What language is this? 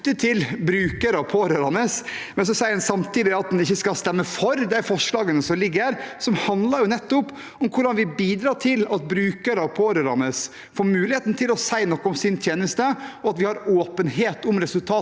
Norwegian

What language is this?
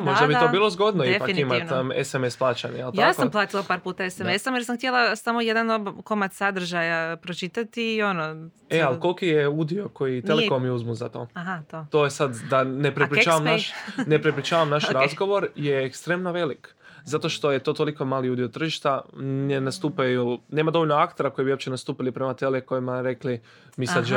Croatian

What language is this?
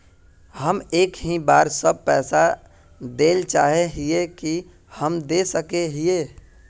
Magahi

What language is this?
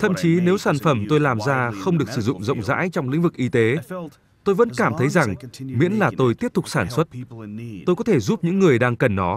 Vietnamese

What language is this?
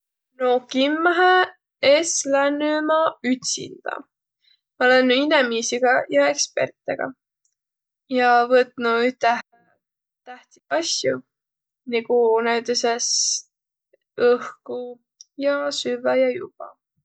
Võro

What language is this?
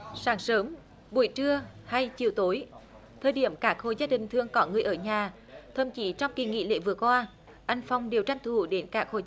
Vietnamese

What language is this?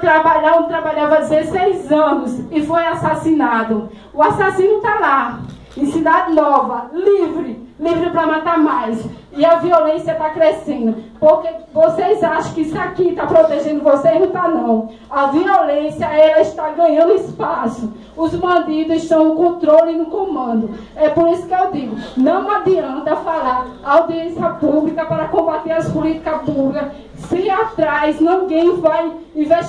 Portuguese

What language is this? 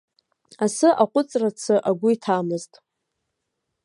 Abkhazian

